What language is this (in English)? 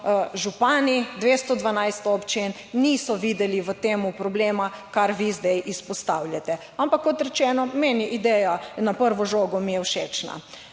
Slovenian